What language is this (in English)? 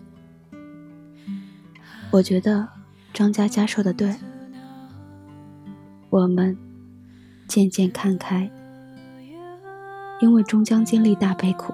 Chinese